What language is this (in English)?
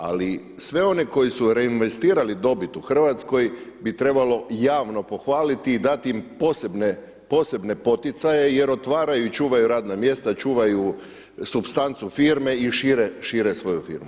Croatian